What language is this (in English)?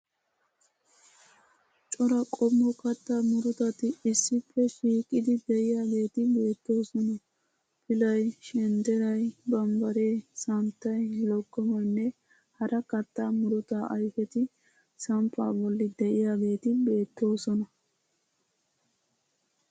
Wolaytta